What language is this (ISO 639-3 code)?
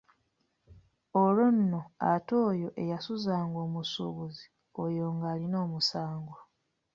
lug